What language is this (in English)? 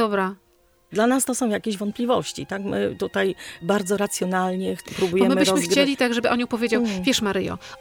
Polish